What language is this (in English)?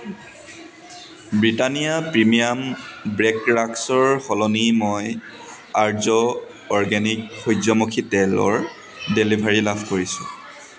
Assamese